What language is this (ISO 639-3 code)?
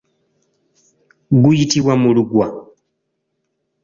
lug